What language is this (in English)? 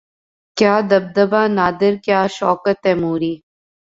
Urdu